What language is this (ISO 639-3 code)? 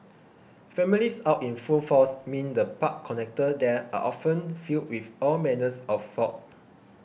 eng